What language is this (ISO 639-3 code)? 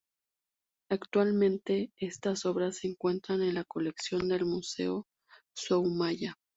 spa